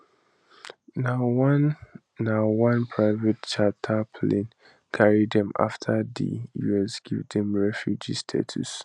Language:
Nigerian Pidgin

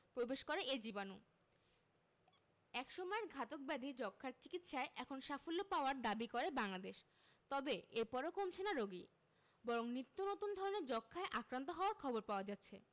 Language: Bangla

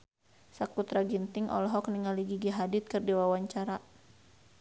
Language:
Sundanese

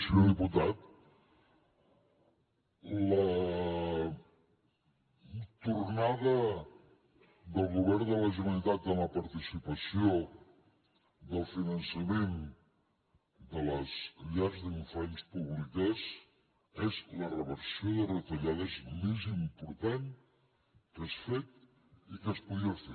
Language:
Catalan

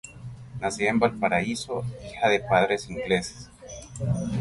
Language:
Spanish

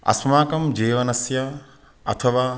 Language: Sanskrit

